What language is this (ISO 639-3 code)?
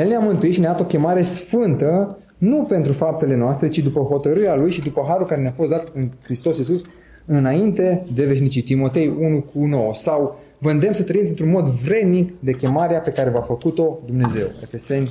ron